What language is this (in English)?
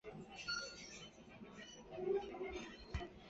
Chinese